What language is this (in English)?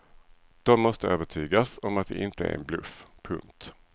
Swedish